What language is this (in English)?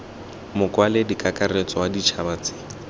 Tswana